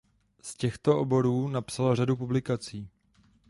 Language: Czech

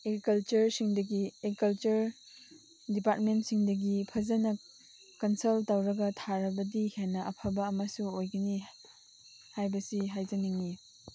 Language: Manipuri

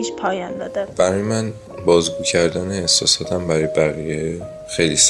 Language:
Persian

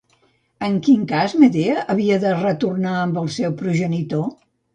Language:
Catalan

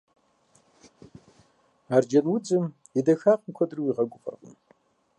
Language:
Kabardian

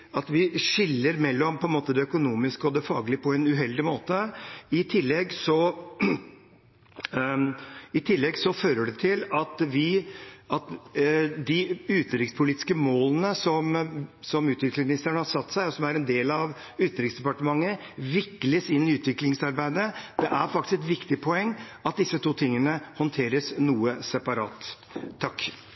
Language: Norwegian Bokmål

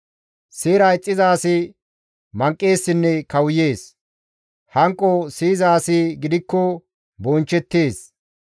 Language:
Gamo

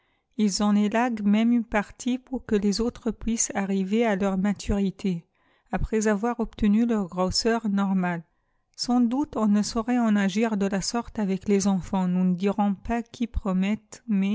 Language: French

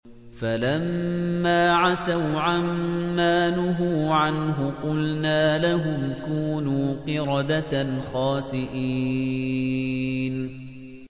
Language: Arabic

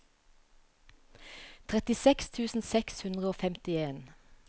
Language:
Norwegian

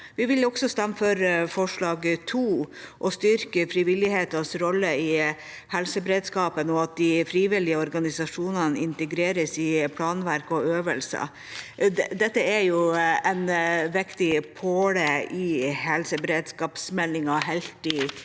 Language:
Norwegian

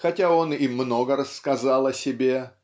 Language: Russian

